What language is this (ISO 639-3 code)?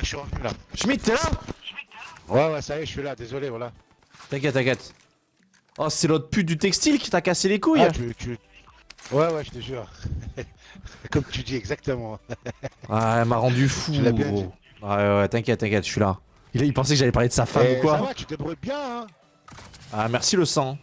fra